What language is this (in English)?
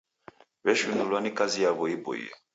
Taita